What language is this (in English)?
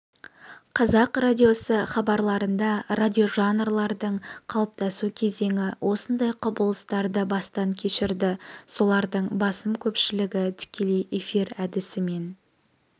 Kazakh